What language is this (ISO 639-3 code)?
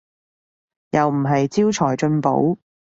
yue